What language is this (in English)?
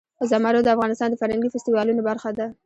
Pashto